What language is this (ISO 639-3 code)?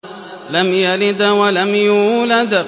ara